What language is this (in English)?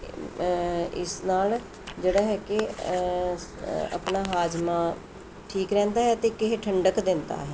Punjabi